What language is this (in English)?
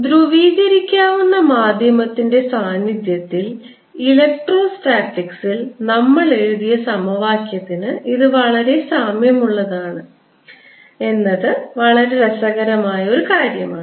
Malayalam